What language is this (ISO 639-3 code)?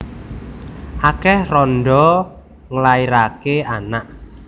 jav